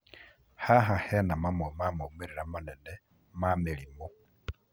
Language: Kikuyu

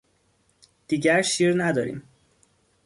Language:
Persian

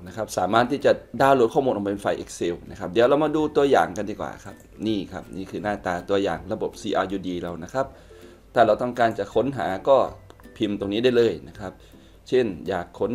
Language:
Thai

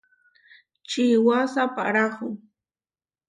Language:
Huarijio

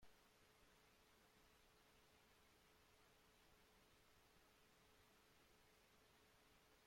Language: Spanish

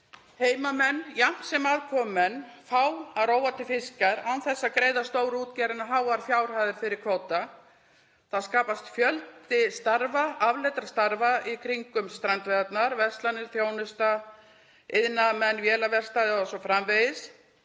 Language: Icelandic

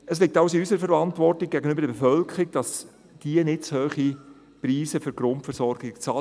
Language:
Swiss German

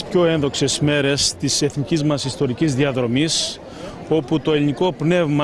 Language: Greek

